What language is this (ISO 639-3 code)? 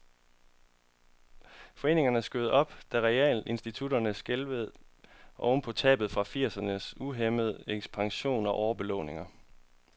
dan